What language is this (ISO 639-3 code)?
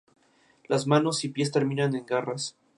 spa